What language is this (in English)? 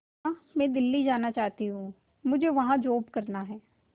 Hindi